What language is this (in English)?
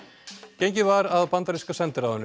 Icelandic